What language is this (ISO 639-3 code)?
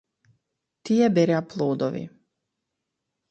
mkd